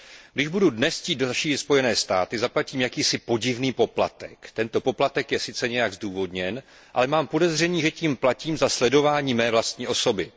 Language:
Czech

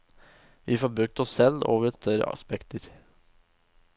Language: Norwegian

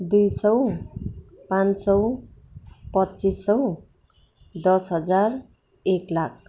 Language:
Nepali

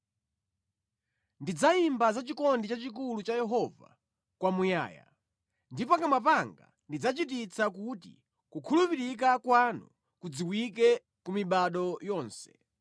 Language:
Nyanja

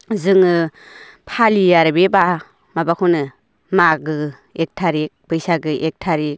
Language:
Bodo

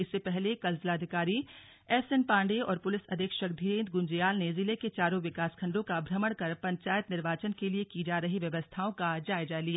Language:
Hindi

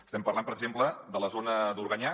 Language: Catalan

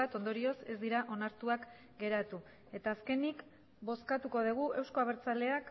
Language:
Basque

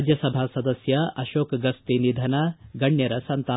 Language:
Kannada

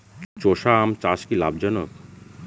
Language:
Bangla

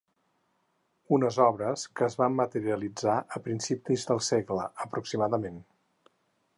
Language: Catalan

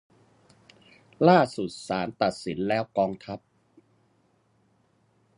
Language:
Thai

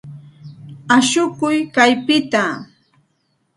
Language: Santa Ana de Tusi Pasco Quechua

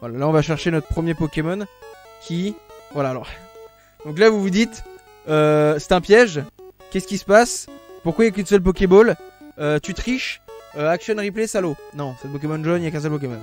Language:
French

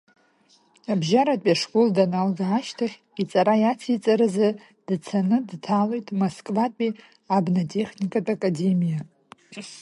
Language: Abkhazian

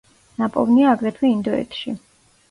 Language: Georgian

